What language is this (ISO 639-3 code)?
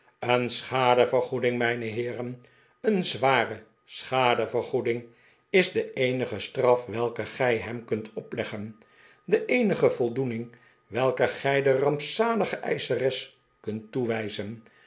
nld